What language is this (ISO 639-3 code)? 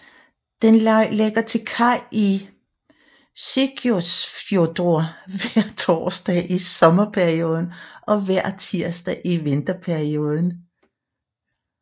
dan